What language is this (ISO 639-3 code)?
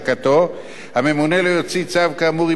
heb